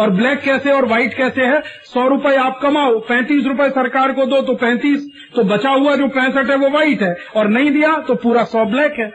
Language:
Hindi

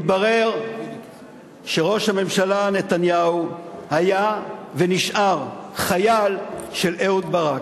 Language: Hebrew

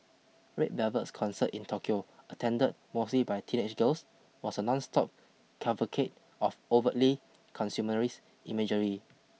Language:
English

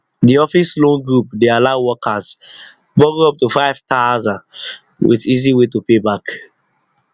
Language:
Nigerian Pidgin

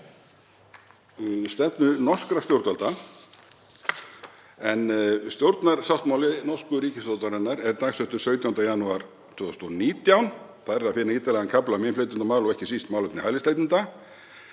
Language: Icelandic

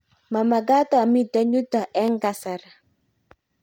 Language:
Kalenjin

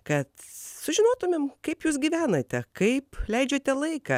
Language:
Lithuanian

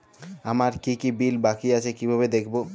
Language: Bangla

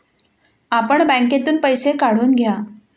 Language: Marathi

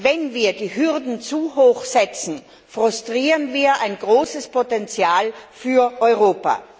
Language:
German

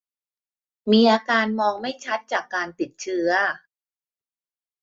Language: Thai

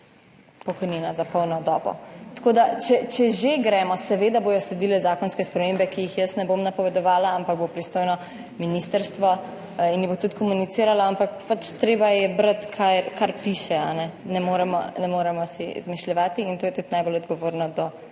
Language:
Slovenian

